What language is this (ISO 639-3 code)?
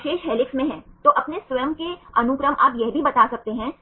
hin